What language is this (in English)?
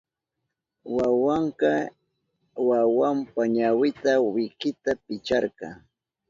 Southern Pastaza Quechua